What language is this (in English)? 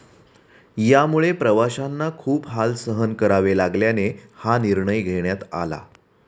Marathi